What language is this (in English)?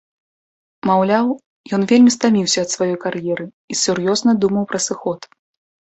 Belarusian